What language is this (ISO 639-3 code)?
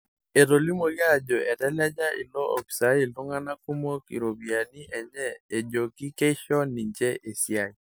mas